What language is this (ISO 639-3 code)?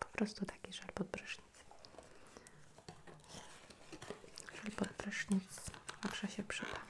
pol